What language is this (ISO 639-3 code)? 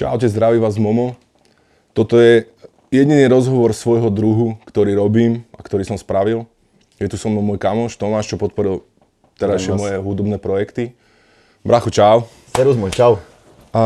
slk